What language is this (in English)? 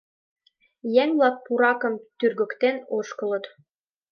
Mari